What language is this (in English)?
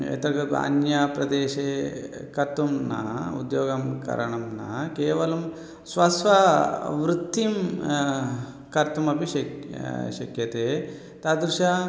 Sanskrit